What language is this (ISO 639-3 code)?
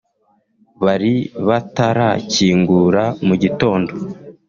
kin